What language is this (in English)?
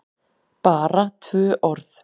Icelandic